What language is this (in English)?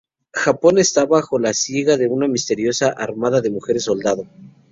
Spanish